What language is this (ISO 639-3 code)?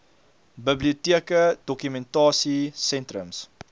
afr